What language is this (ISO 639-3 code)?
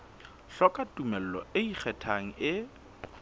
sot